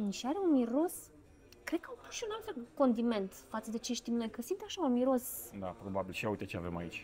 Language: Romanian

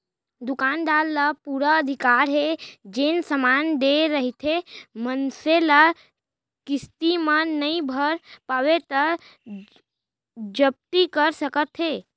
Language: Chhattisgarhi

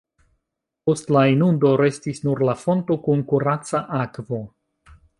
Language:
Esperanto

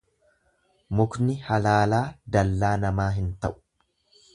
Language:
Oromo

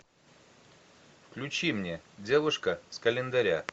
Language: Russian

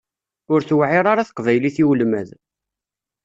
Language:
Kabyle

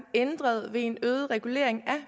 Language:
Danish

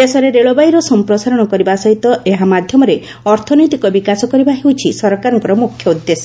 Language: Odia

